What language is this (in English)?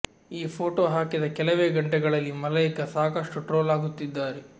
Kannada